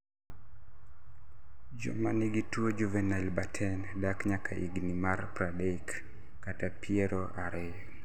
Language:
Luo (Kenya and Tanzania)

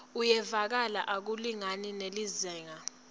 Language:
Swati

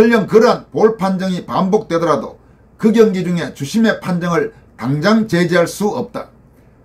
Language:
Korean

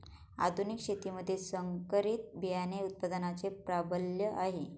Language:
Marathi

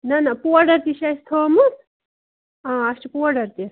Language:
Kashmiri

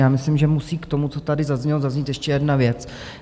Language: Czech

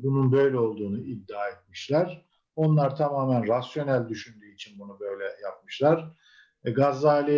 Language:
Turkish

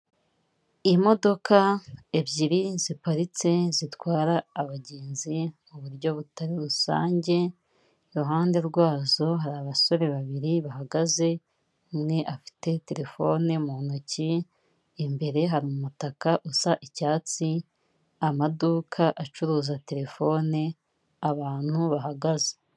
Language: Kinyarwanda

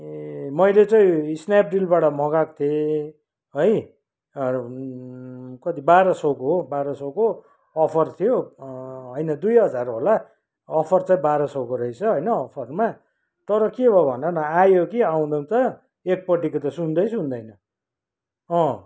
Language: Nepali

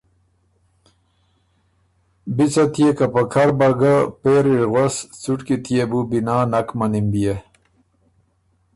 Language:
Ormuri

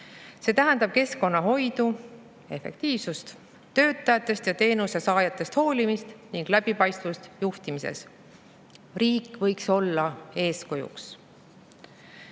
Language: Estonian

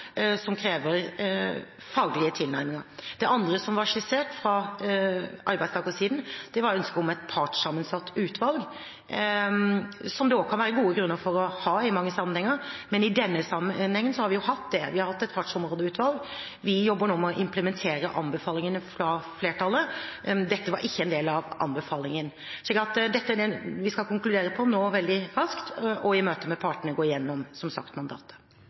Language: Norwegian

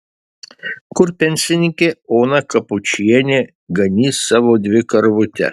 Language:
Lithuanian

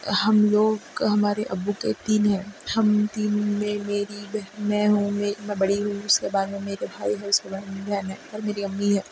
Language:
Urdu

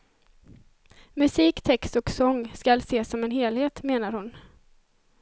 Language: Swedish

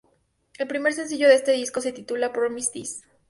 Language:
Spanish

